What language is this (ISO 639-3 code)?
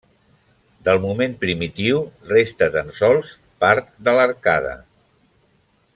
cat